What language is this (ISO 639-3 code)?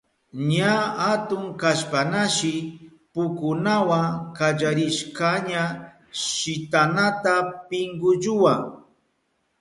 qup